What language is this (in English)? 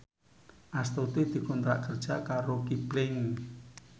Javanese